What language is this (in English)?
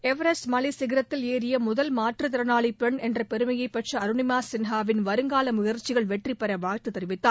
Tamil